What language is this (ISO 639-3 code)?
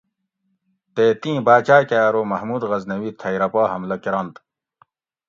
gwc